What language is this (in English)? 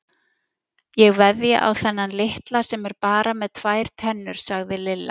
Icelandic